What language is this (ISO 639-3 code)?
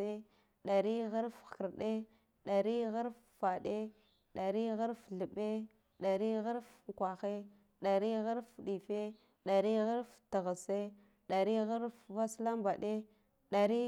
gdf